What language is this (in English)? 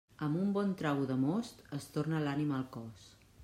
Catalan